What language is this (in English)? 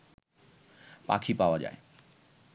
Bangla